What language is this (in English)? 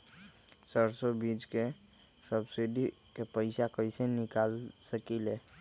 Magahi